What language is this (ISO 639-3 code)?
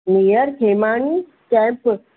snd